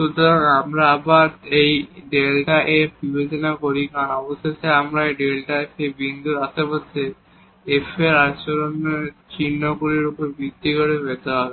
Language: Bangla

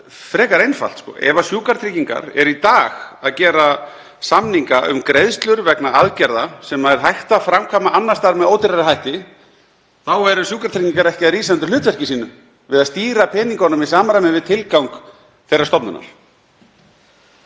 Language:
Icelandic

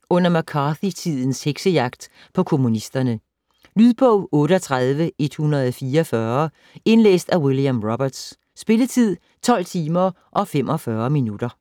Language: Danish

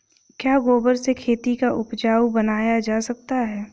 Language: Hindi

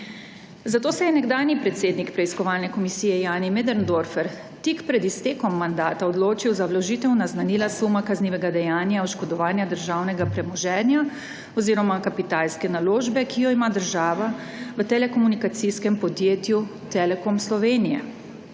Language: Slovenian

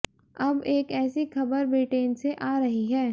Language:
Hindi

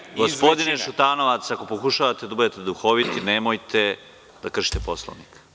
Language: Serbian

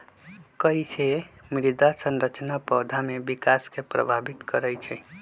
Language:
Magahi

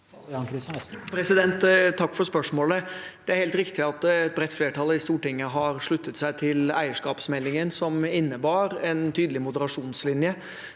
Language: Norwegian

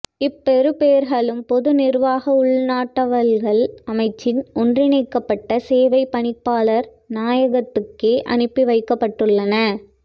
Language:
Tamil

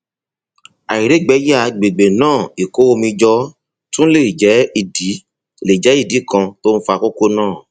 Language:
Yoruba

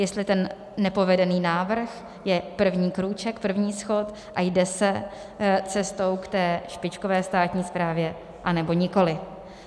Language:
Czech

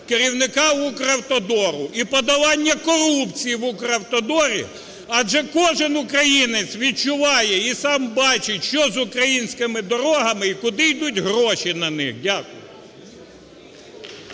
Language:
Ukrainian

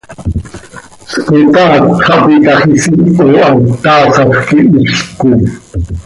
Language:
Seri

